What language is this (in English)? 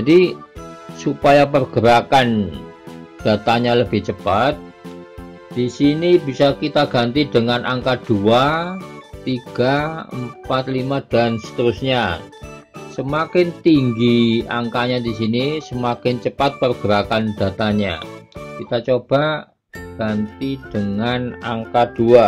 Indonesian